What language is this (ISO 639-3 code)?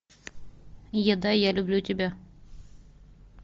rus